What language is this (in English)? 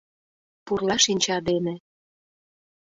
Mari